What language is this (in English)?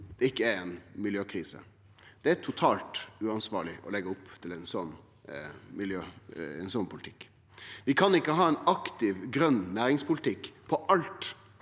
Norwegian